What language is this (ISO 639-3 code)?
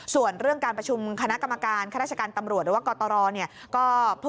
tha